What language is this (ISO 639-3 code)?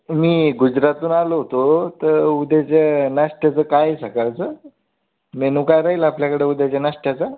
mar